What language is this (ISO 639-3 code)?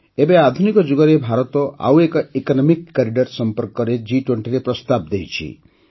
ori